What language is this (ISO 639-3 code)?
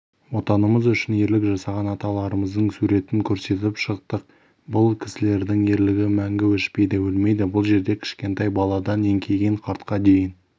kaz